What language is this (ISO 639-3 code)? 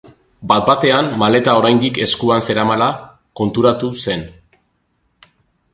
eus